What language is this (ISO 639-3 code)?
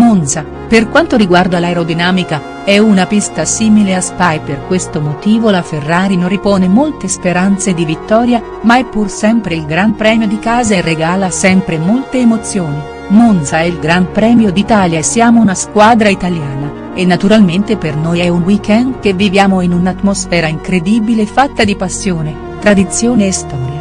ita